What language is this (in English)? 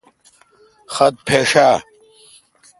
Kalkoti